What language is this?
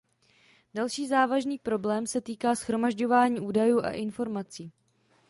Czech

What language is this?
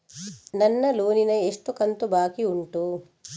Kannada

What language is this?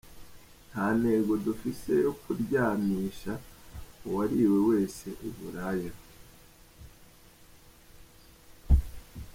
Kinyarwanda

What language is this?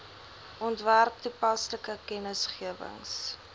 Afrikaans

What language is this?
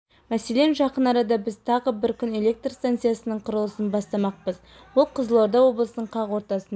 Kazakh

